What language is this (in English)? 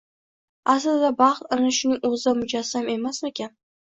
Uzbek